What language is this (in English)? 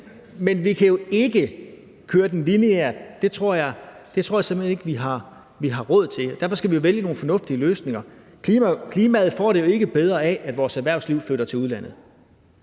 Danish